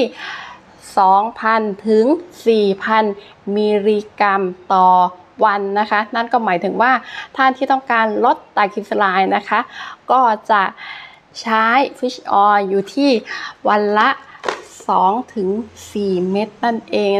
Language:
Thai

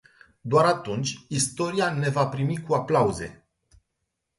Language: Romanian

